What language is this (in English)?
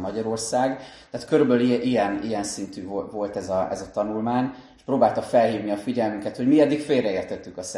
Hungarian